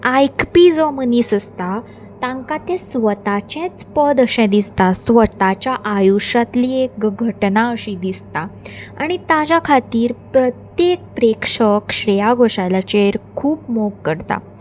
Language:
Konkani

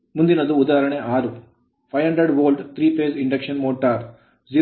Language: Kannada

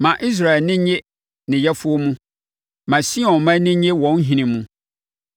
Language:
Akan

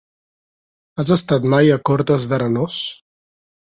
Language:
Catalan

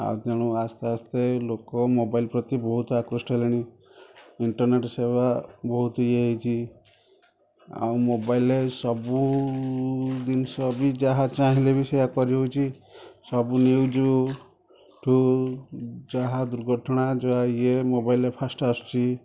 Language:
Odia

